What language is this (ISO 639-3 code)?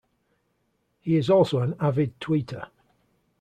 eng